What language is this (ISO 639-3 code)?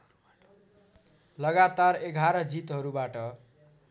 nep